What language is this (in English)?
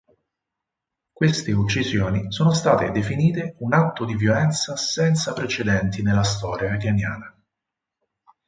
Italian